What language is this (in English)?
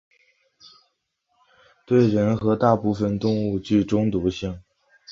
Chinese